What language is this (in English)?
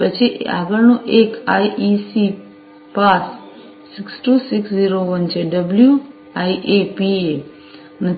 Gujarati